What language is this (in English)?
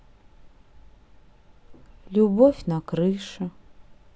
Russian